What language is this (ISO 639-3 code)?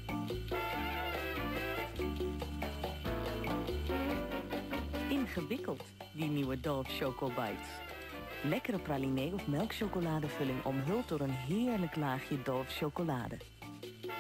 nld